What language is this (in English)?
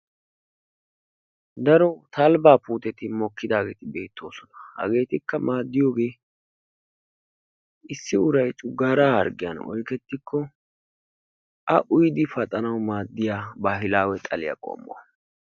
Wolaytta